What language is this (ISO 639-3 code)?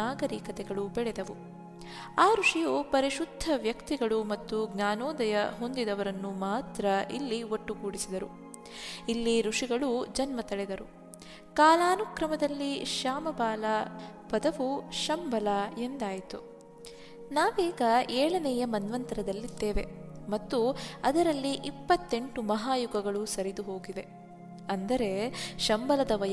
kan